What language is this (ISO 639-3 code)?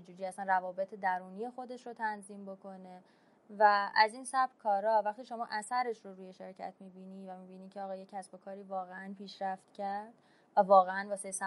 fas